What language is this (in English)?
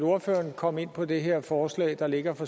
Danish